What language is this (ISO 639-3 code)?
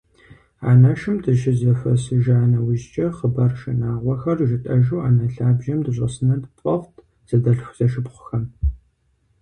kbd